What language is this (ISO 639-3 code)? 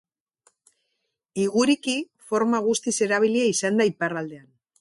eus